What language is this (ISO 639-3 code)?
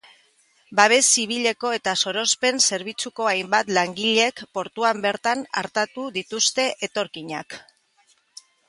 eus